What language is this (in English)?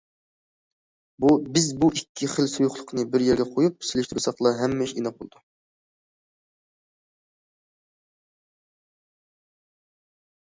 Uyghur